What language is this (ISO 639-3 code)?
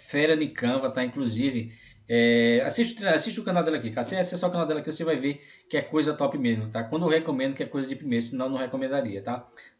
por